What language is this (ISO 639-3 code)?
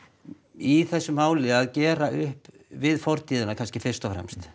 isl